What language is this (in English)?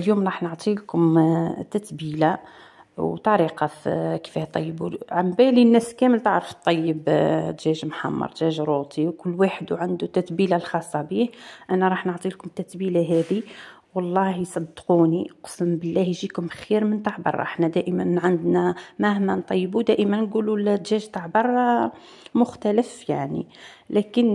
Arabic